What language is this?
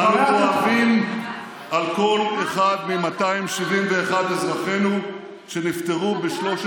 Hebrew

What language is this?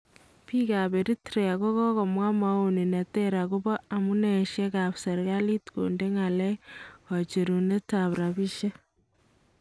Kalenjin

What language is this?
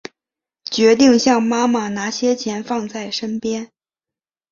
Chinese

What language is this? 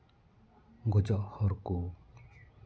Santali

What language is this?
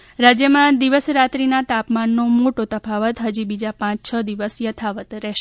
Gujarati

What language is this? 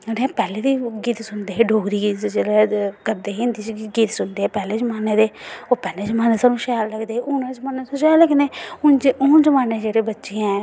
Dogri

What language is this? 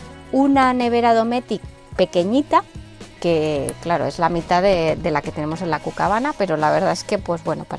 Spanish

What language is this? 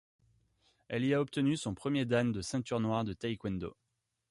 French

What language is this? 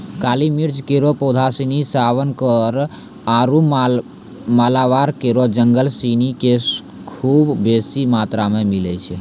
Maithili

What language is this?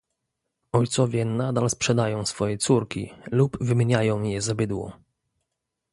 Polish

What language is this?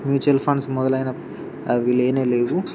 Telugu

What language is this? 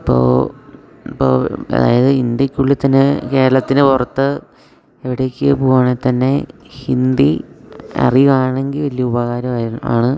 Malayalam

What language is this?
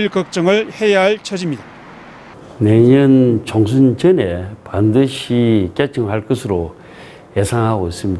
Korean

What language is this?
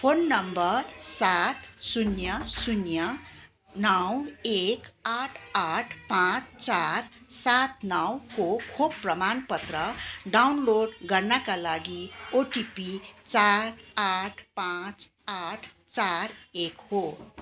Nepali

